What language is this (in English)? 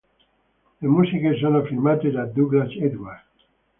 Italian